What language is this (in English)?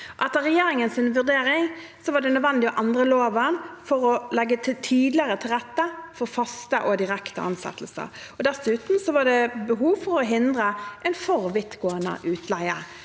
Norwegian